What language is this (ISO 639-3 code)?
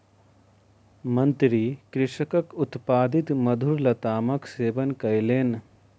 mai